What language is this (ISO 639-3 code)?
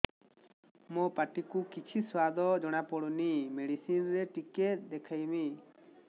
ori